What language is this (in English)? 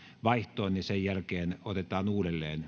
Finnish